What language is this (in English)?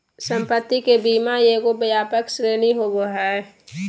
Magahi